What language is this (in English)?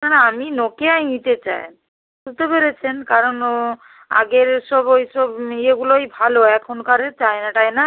Bangla